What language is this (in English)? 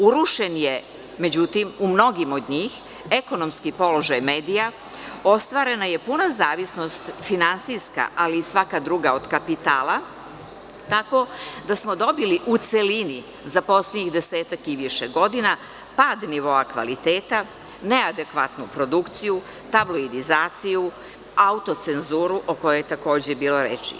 Serbian